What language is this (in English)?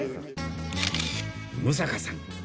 Japanese